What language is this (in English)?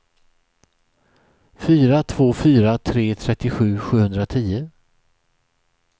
Swedish